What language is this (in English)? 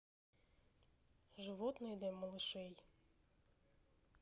Russian